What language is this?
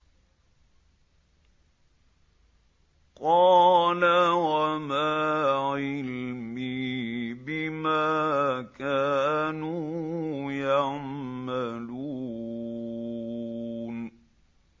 Arabic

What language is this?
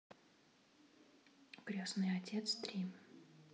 Russian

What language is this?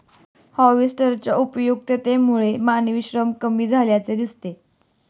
Marathi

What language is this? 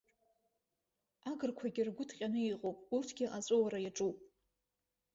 Abkhazian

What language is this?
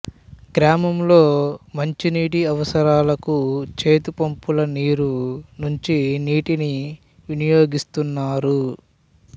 Telugu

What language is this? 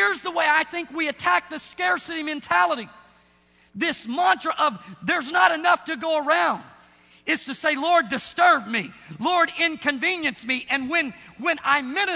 English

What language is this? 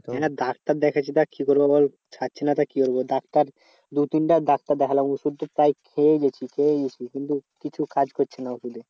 Bangla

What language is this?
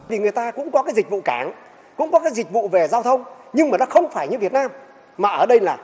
Vietnamese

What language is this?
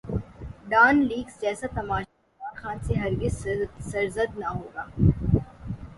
Urdu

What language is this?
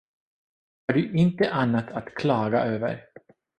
Swedish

